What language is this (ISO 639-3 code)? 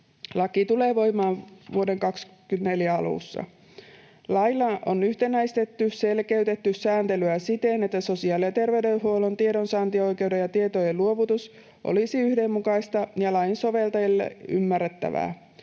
fin